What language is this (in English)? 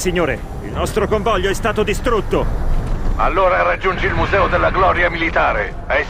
Italian